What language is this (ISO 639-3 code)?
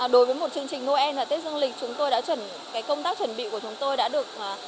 vie